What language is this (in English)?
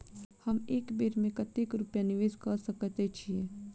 Maithili